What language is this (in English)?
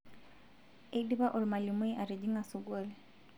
Masai